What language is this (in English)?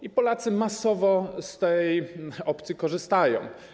Polish